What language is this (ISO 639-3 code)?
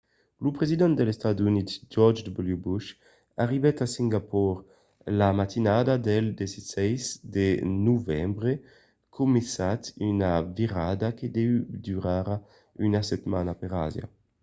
oci